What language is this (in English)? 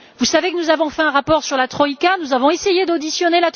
French